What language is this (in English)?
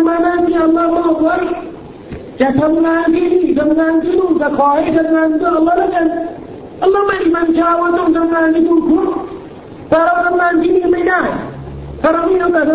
Thai